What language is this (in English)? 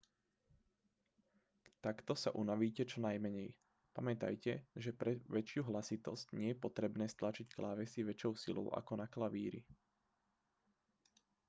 Slovak